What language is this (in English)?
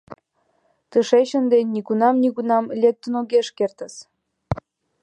Mari